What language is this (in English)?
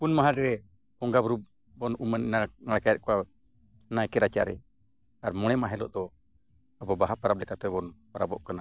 Santali